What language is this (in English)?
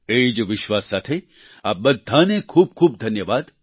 Gujarati